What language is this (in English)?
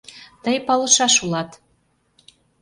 Mari